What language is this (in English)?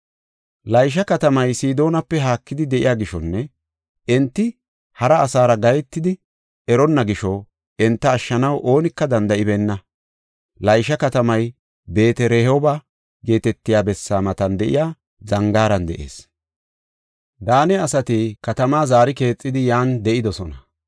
Gofa